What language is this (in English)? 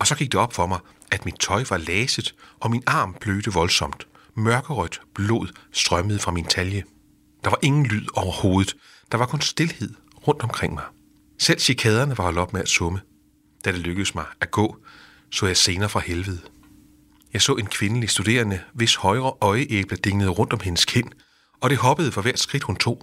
Danish